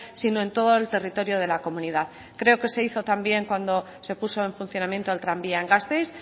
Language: Spanish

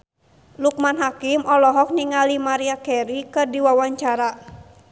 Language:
Sundanese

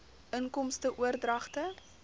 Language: Afrikaans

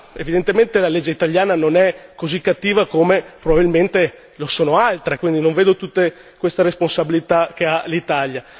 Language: Italian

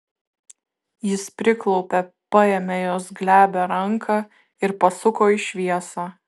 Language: Lithuanian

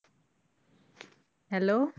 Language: Punjabi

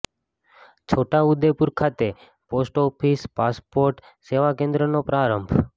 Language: Gujarati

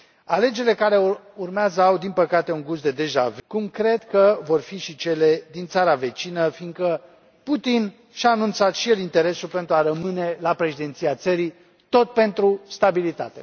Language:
Romanian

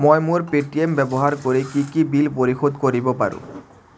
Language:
Assamese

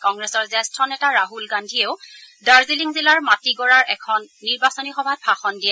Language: Assamese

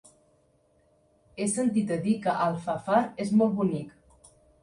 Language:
Catalan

